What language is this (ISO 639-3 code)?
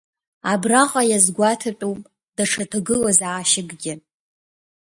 abk